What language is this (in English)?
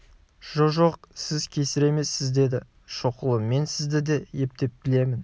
Kazakh